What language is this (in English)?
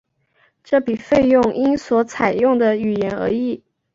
Chinese